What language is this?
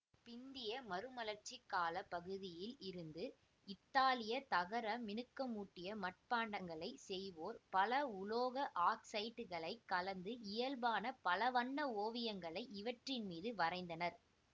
Tamil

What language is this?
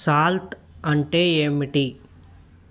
Telugu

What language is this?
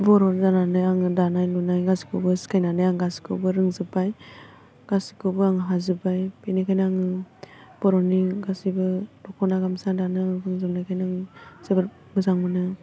Bodo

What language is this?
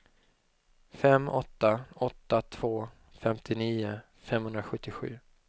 Swedish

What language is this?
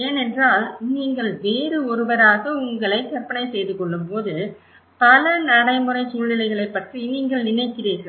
Tamil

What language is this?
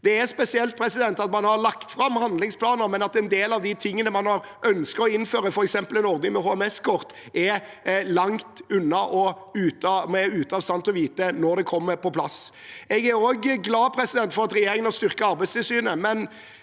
Norwegian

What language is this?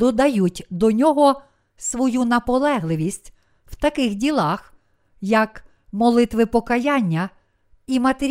Ukrainian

